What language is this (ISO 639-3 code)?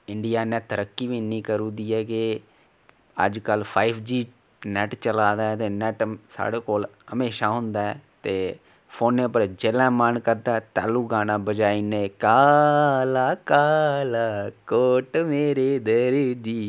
doi